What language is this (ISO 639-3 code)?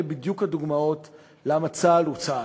heb